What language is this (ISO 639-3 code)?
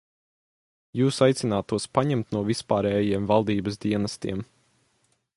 lav